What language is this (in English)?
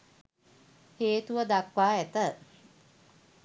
Sinhala